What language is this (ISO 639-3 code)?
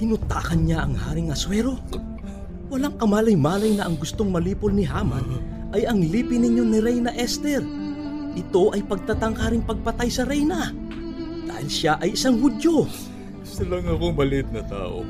fil